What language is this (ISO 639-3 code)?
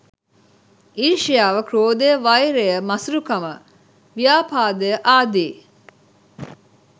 sin